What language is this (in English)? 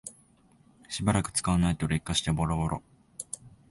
Japanese